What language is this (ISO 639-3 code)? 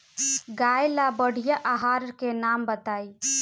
bho